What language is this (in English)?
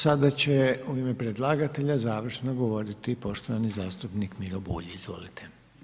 Croatian